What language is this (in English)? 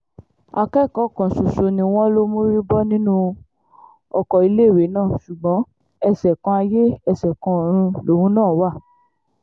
Yoruba